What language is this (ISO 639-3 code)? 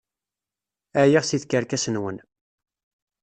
kab